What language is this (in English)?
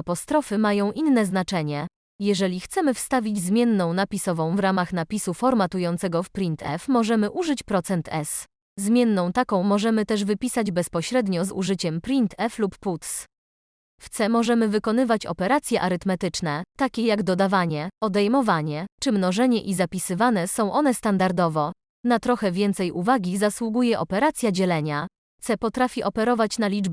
Polish